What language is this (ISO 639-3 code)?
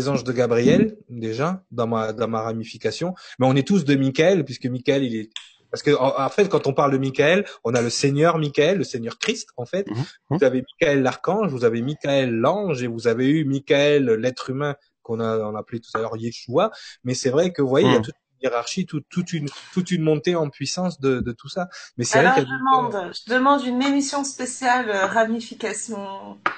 fra